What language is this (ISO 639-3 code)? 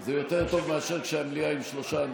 heb